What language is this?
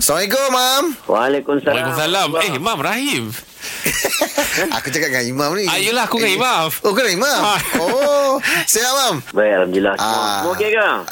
Malay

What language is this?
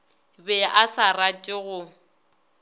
Northern Sotho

